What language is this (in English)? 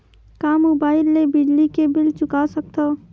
Chhattisgarhi